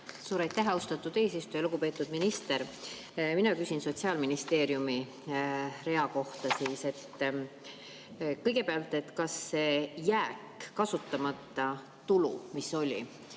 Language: Estonian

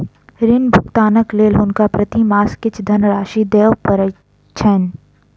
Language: Maithili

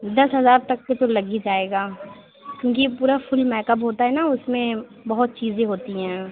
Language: Urdu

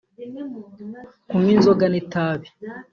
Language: Kinyarwanda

